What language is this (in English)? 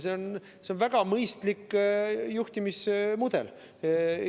Estonian